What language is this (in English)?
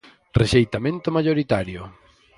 Galician